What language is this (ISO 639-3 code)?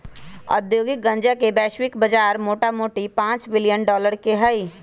mag